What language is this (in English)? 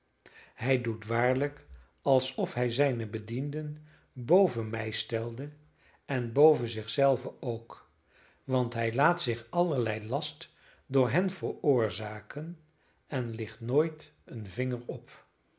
Dutch